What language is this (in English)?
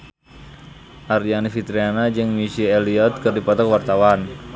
Sundanese